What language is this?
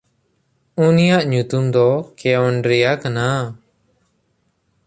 Santali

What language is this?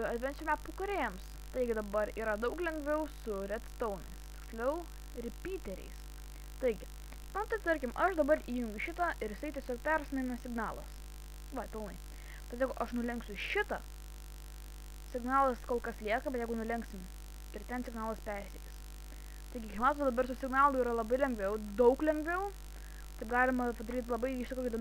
Portuguese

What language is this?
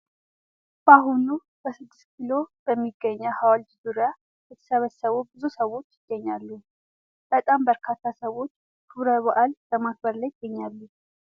Amharic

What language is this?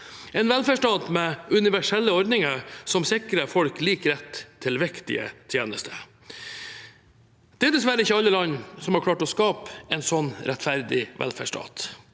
Norwegian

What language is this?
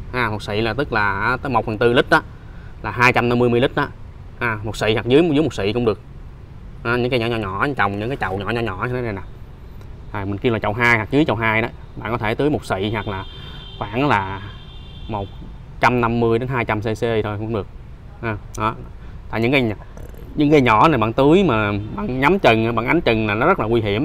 Vietnamese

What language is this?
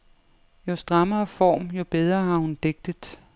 Danish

